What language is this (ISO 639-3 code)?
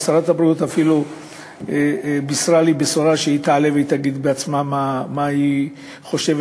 heb